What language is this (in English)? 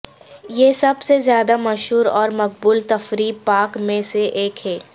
Urdu